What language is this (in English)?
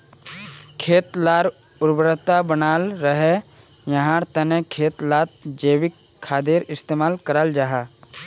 Magahi